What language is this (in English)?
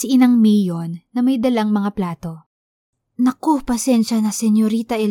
Filipino